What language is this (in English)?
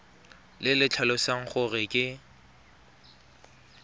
Tswana